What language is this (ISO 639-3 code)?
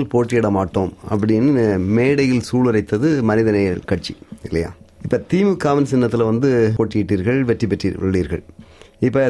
tam